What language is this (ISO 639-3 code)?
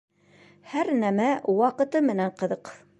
bak